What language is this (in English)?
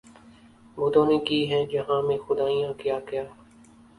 Urdu